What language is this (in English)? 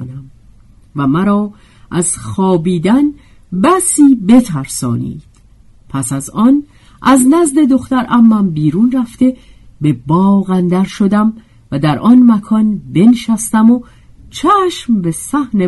Persian